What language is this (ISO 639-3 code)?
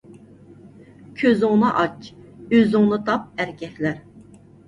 uig